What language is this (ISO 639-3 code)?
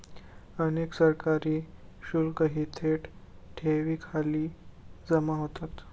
mar